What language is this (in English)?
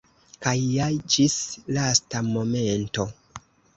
Esperanto